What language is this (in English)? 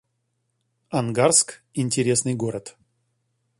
Russian